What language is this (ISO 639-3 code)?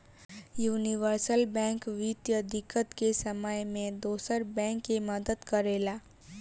bho